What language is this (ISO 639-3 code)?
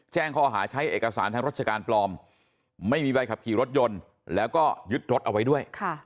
tha